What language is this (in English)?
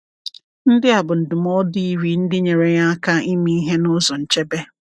Igbo